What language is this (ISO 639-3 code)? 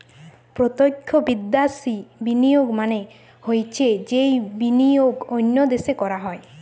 ben